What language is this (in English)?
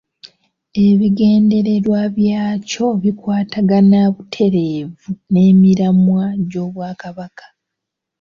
Ganda